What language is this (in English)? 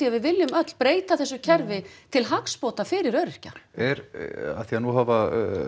Icelandic